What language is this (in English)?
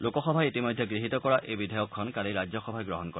Assamese